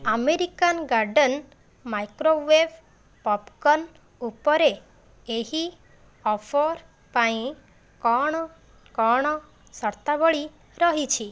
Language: Odia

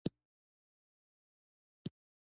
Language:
Pashto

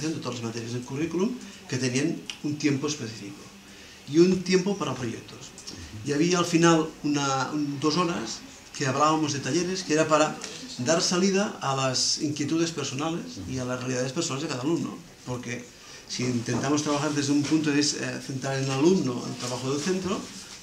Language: Spanish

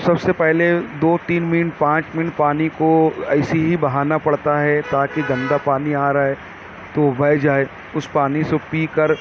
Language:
Urdu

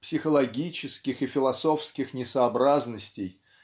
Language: Russian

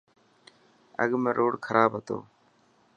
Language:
Dhatki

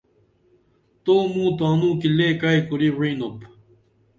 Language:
Dameli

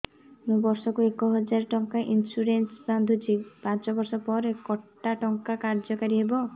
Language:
Odia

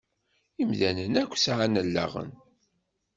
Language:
Kabyle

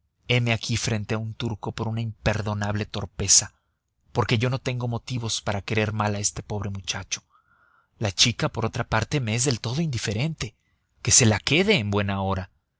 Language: Spanish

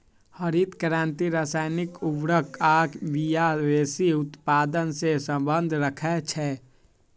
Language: Magahi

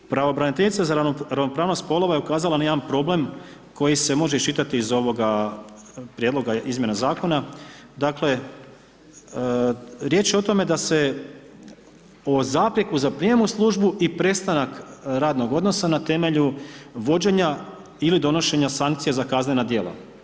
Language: Croatian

